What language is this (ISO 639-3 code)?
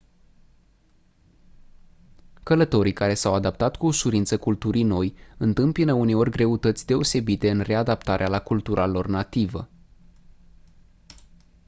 ron